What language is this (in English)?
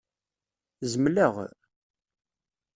Kabyle